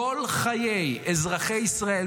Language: Hebrew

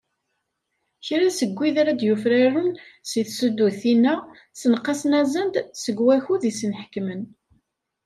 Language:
Kabyle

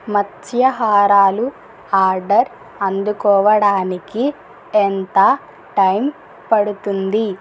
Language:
Telugu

